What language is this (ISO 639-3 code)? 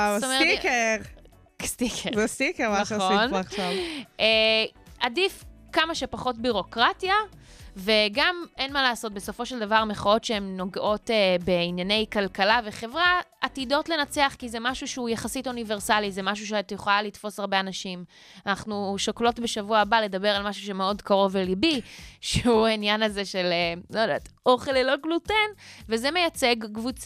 heb